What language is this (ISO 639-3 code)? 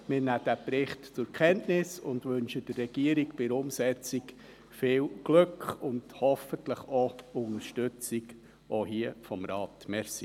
gsw